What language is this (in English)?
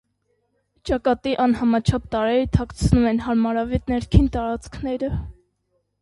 Armenian